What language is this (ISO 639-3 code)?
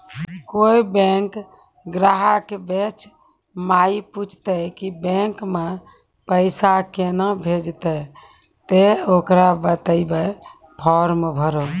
mai